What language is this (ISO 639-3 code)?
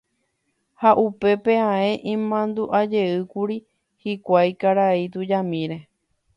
grn